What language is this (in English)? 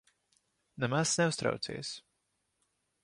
Latvian